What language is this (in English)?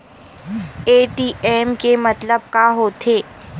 Chhattisgarhi